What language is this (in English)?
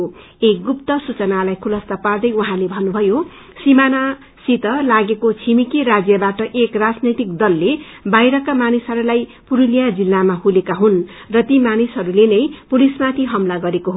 Nepali